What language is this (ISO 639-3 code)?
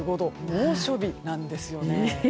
jpn